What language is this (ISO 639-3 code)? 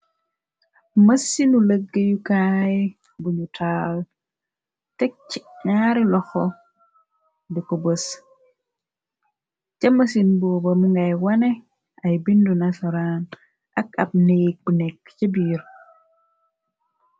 wol